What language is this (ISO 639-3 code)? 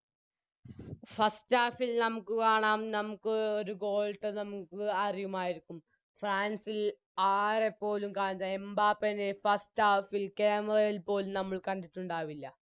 mal